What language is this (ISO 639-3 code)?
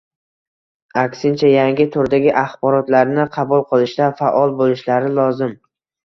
uzb